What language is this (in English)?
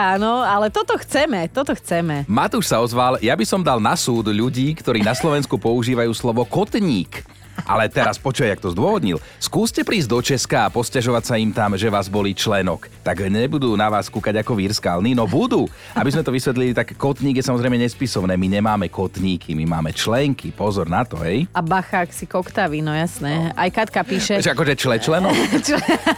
Slovak